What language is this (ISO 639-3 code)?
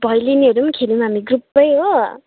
nep